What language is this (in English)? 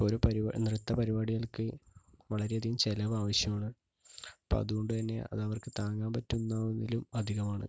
Malayalam